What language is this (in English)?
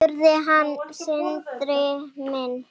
Icelandic